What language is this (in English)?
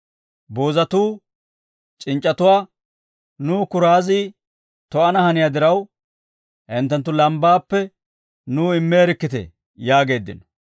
Dawro